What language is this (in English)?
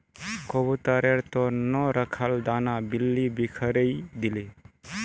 Magahi